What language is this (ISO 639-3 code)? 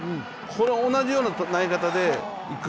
jpn